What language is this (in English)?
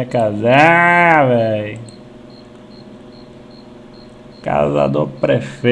Portuguese